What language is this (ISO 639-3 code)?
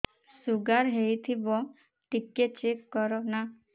ori